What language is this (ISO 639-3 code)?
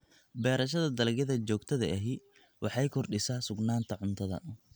som